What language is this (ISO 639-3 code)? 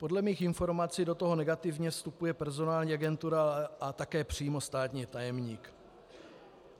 ces